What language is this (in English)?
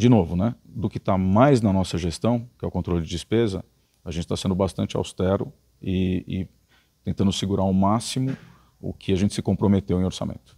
Portuguese